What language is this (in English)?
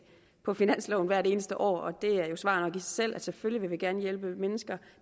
Danish